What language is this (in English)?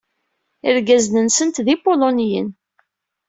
Kabyle